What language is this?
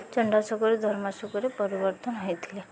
Odia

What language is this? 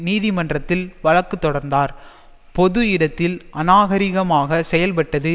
Tamil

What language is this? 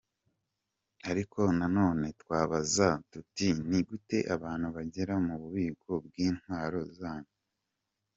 Kinyarwanda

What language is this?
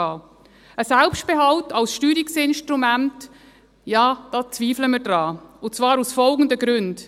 Swiss German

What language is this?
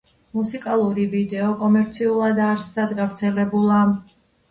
Georgian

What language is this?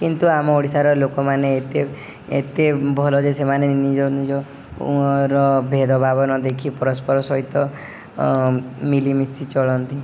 Odia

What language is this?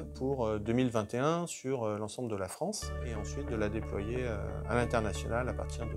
French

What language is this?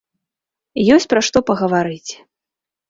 Belarusian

